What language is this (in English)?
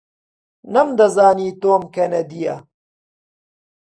Central Kurdish